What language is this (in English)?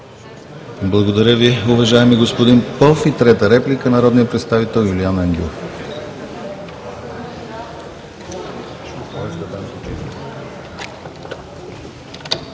Bulgarian